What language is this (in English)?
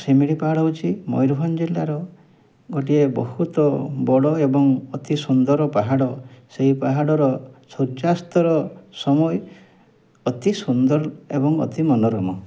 Odia